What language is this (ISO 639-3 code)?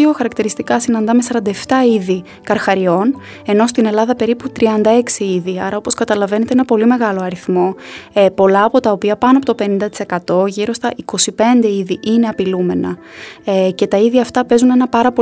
ell